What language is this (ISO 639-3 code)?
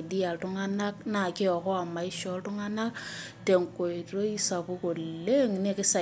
mas